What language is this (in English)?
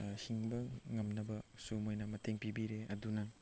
Manipuri